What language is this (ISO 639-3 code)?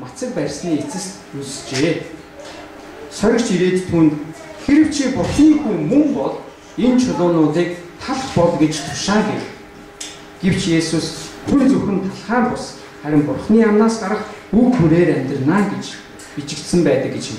tur